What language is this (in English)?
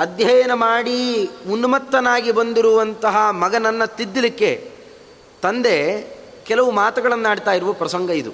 Kannada